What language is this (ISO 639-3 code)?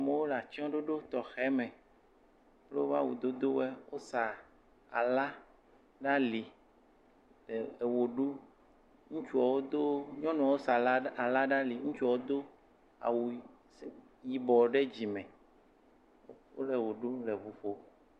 ewe